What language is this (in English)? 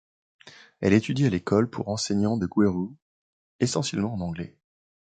French